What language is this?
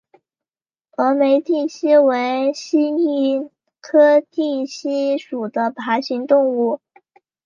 Chinese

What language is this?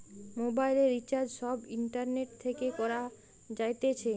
Bangla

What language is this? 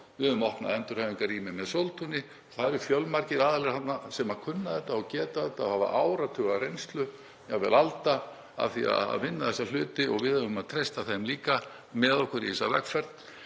Icelandic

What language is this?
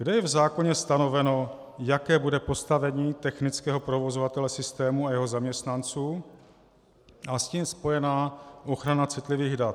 Czech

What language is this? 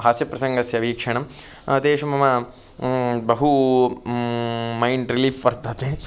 Sanskrit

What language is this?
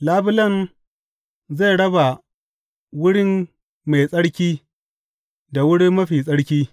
Hausa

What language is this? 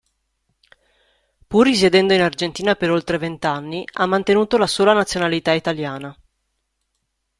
Italian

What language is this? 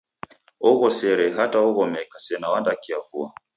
Taita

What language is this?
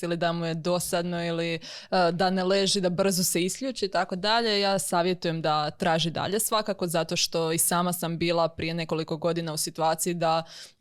Croatian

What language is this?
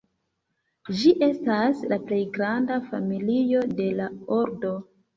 Esperanto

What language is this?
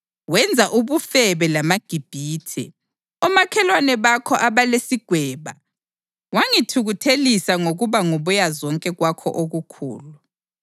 North Ndebele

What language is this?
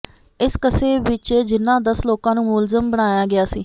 Punjabi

